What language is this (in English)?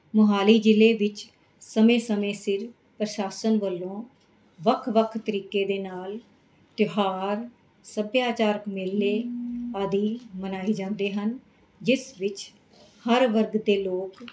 Punjabi